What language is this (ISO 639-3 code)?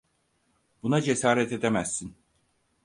tur